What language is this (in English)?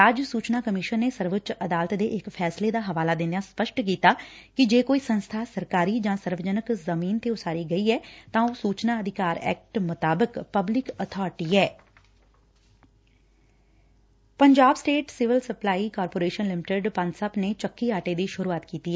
Punjabi